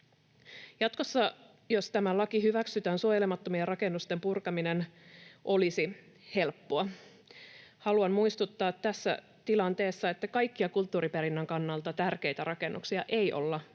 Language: Finnish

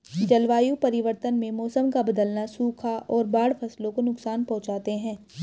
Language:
Hindi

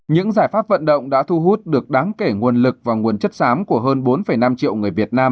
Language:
Vietnamese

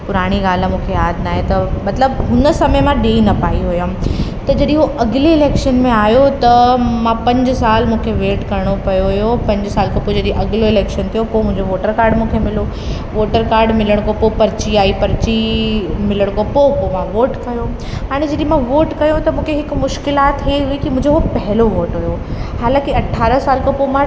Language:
Sindhi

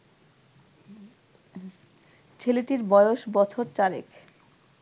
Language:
Bangla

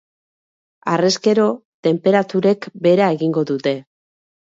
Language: Basque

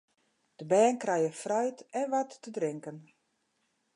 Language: Western Frisian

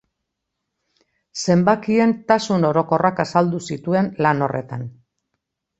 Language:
Basque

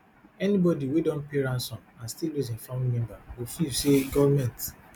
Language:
Nigerian Pidgin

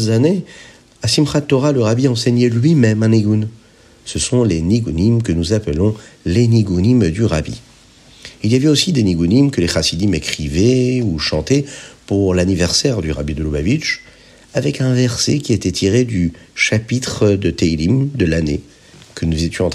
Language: French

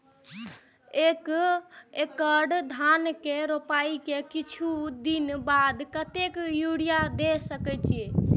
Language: Maithili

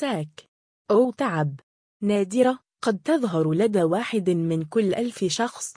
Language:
Arabic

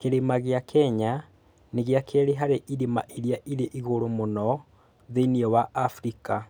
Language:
Kikuyu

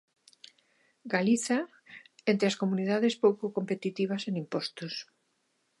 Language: Galician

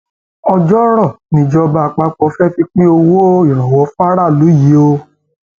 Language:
Yoruba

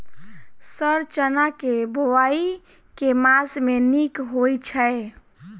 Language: Maithili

